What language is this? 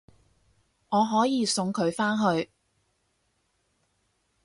Cantonese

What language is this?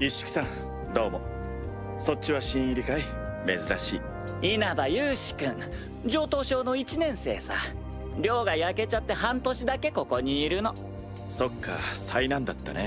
Japanese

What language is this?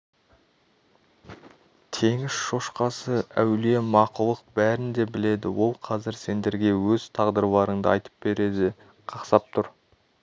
Kazakh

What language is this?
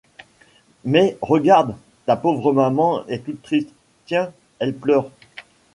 French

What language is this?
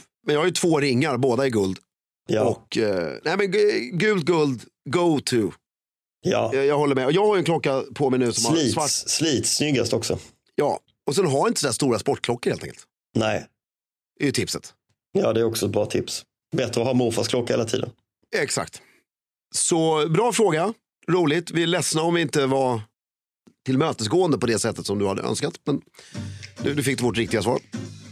Swedish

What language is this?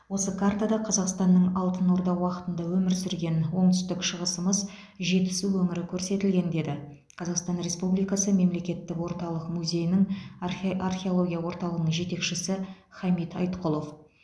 Kazakh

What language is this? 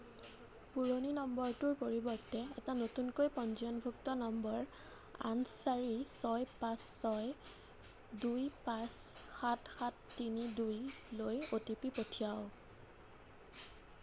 Assamese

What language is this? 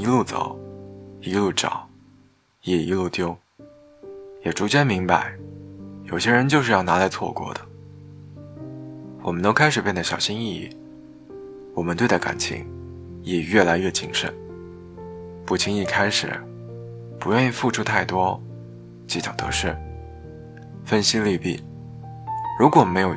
Chinese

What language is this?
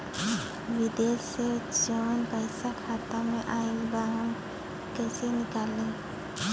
Bhojpuri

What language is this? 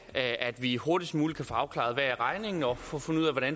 Danish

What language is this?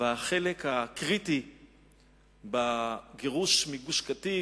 Hebrew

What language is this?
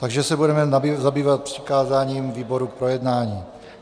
Czech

